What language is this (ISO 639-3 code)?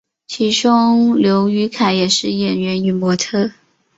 zho